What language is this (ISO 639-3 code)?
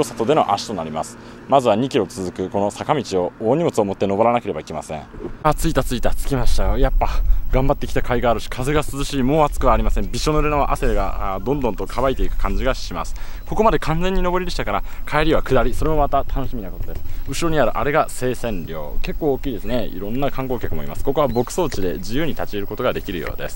jpn